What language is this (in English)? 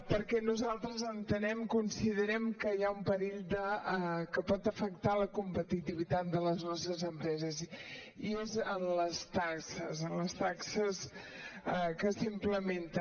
Catalan